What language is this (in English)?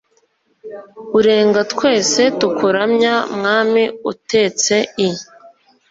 Kinyarwanda